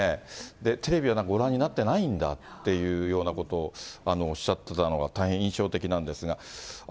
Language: Japanese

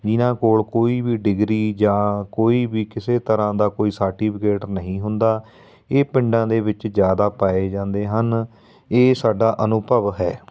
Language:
Punjabi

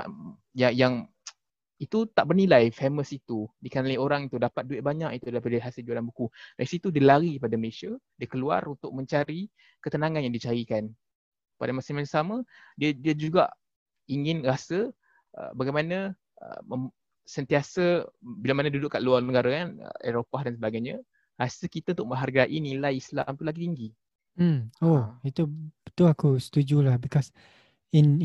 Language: Malay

